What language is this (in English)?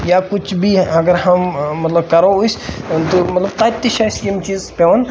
Kashmiri